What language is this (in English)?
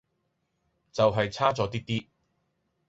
Cantonese